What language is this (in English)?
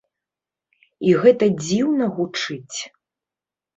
Belarusian